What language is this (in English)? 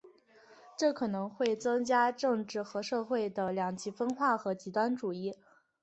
Chinese